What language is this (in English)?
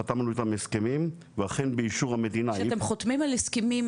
Hebrew